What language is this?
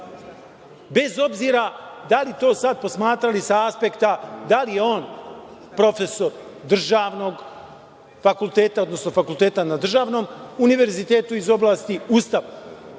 Serbian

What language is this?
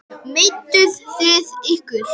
Icelandic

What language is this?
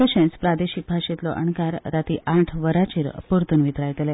Konkani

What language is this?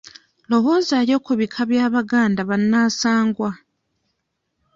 Ganda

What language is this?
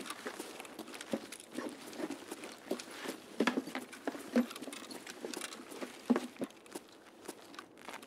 Polish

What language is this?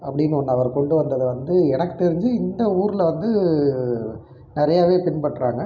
Tamil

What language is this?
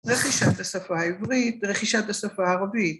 Hebrew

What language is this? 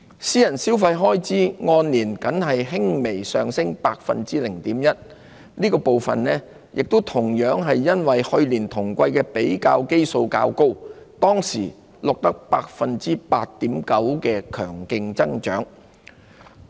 Cantonese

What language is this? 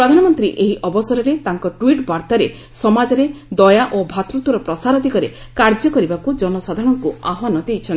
Odia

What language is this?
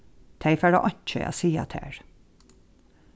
Faroese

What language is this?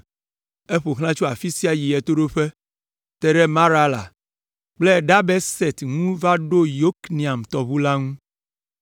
Ewe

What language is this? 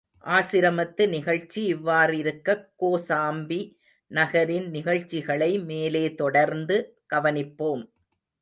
Tamil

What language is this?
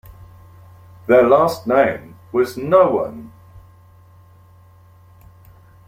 English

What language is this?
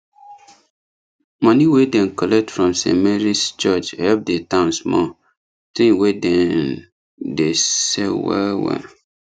Nigerian Pidgin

